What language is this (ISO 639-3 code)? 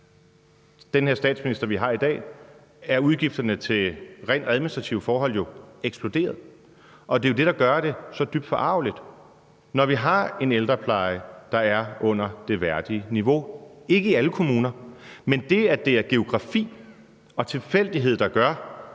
dan